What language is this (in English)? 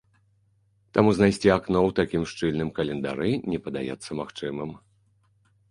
Belarusian